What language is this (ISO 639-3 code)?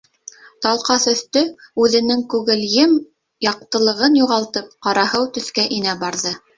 bak